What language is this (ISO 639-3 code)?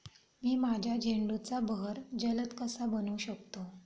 mar